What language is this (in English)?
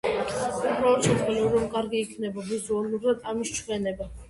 Georgian